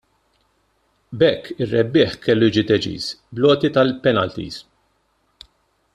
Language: Maltese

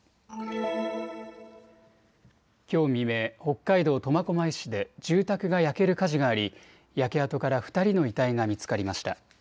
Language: Japanese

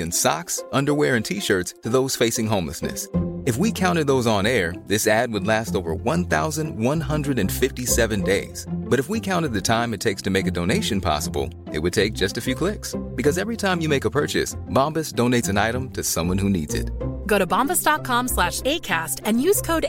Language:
Swedish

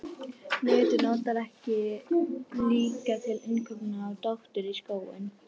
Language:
Icelandic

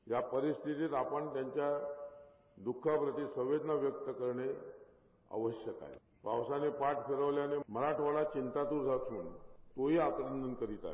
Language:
Marathi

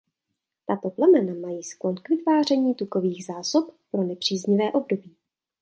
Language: Czech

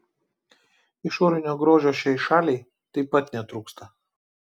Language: Lithuanian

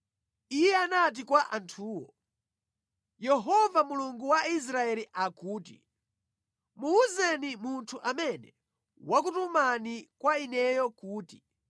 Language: Nyanja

